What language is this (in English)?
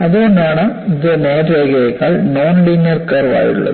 Malayalam